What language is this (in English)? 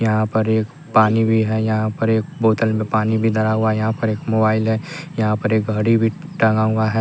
Hindi